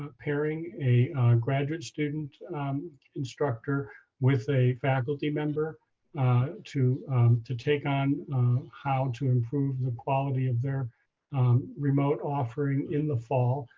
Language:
English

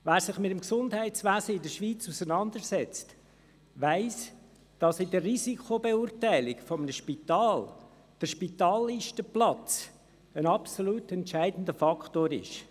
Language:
Swiss German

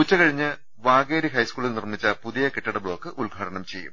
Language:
Malayalam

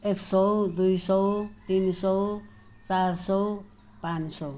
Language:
Nepali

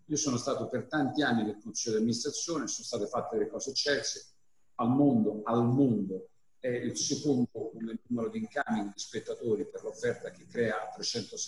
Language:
Italian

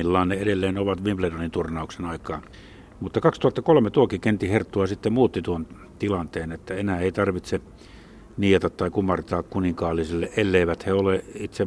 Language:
Finnish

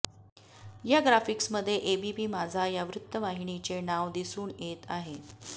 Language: Marathi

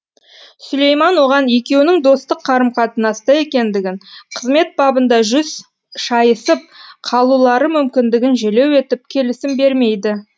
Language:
Kazakh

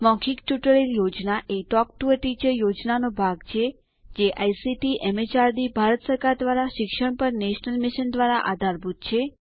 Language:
Gujarati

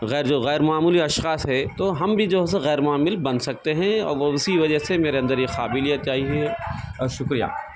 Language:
Urdu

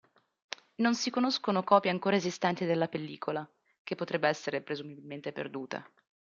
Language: Italian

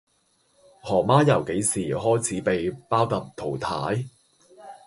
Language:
Cantonese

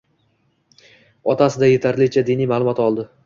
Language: Uzbek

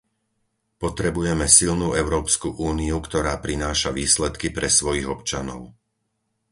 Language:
Slovak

